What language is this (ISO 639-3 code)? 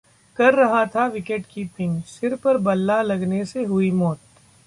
hin